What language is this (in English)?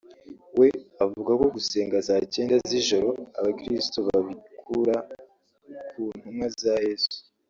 Kinyarwanda